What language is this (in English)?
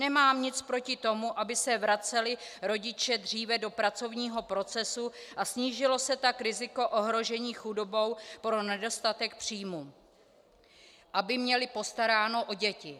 Czech